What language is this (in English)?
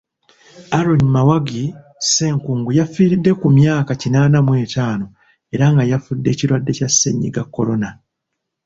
Ganda